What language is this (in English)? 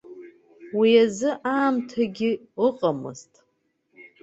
Abkhazian